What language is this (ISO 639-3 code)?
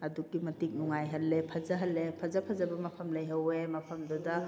mni